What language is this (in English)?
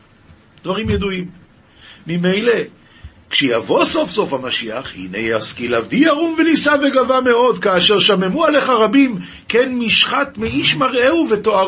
Hebrew